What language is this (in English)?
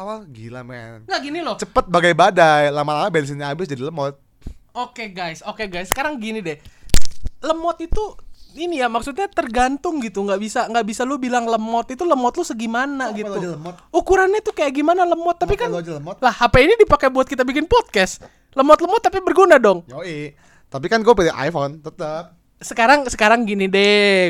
Indonesian